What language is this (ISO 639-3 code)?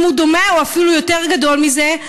heb